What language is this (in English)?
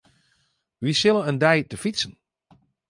Western Frisian